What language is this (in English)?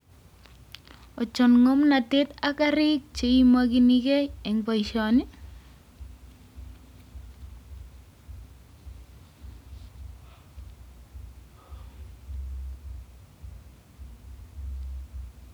Kalenjin